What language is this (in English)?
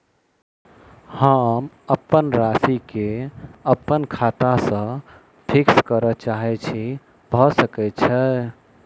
Maithili